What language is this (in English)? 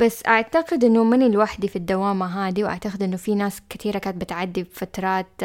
Arabic